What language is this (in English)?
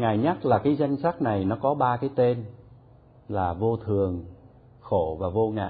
Vietnamese